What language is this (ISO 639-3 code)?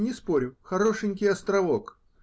rus